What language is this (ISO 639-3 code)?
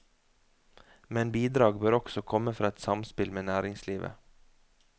nor